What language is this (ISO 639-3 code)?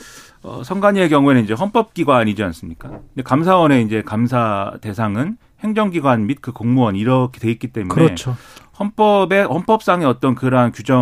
kor